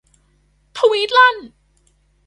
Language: Thai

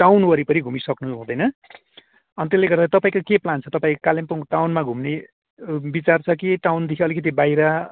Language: Nepali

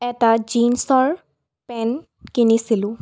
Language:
Assamese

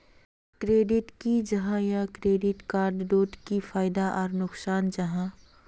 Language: Magahi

